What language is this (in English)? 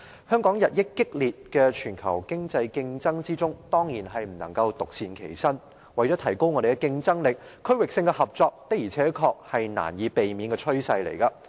Cantonese